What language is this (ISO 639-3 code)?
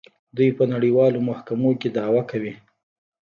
pus